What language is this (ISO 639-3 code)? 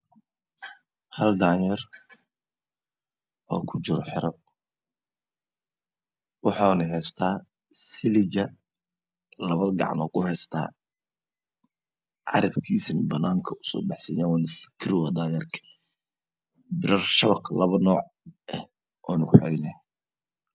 som